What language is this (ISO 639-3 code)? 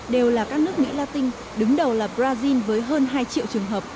vie